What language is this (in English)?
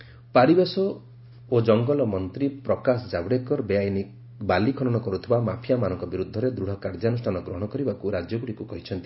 Odia